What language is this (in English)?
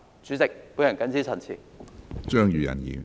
Cantonese